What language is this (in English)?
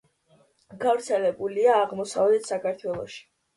Georgian